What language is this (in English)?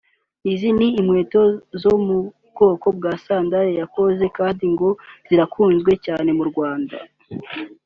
Kinyarwanda